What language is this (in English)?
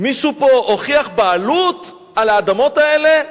Hebrew